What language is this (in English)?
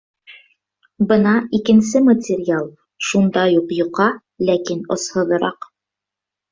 Bashkir